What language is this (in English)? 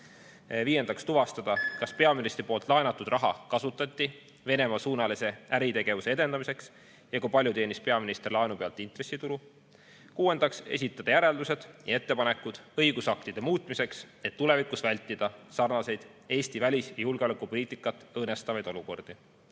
Estonian